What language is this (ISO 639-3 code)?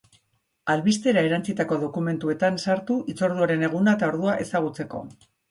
eus